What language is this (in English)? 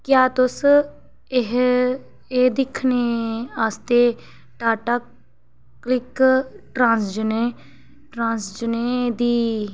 Dogri